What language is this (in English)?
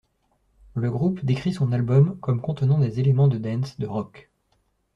French